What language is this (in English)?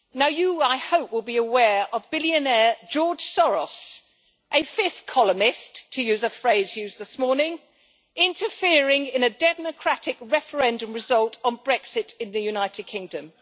English